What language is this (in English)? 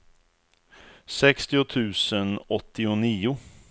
Swedish